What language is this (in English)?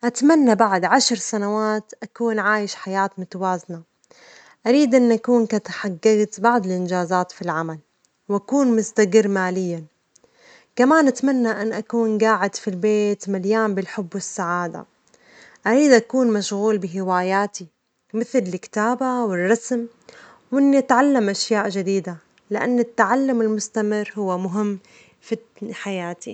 Omani Arabic